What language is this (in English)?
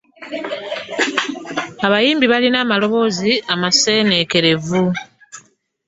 Ganda